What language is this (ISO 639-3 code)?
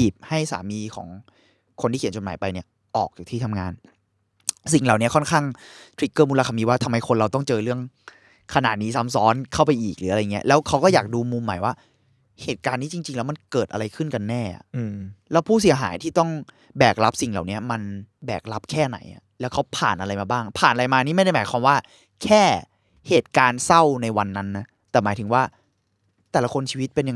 tha